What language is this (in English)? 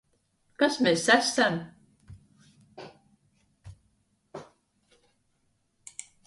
Latvian